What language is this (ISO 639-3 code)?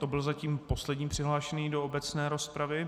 ces